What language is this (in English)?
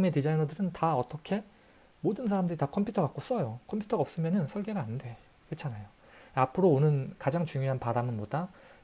Korean